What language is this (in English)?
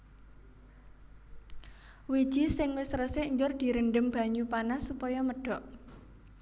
Javanese